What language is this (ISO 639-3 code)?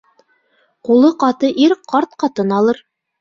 bak